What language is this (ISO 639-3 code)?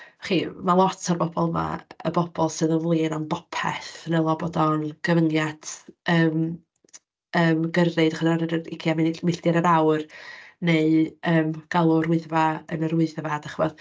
cym